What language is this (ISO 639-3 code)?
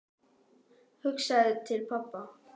isl